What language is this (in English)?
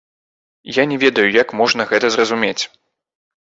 Belarusian